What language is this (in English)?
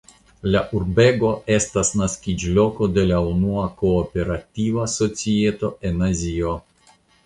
Esperanto